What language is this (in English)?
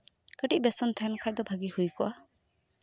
Santali